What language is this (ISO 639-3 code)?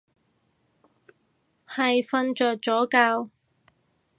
yue